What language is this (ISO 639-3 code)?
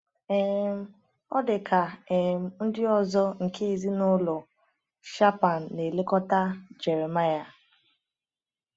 ibo